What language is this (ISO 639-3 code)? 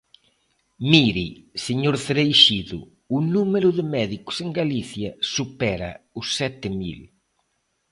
glg